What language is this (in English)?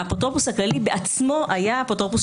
Hebrew